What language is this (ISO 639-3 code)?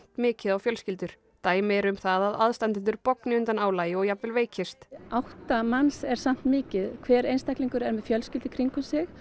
isl